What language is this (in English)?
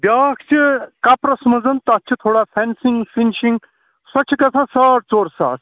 Kashmiri